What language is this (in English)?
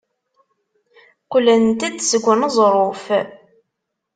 Kabyle